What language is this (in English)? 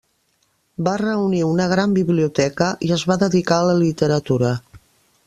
Catalan